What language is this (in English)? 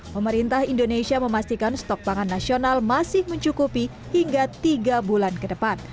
Indonesian